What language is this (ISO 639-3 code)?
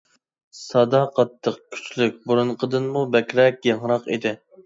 uig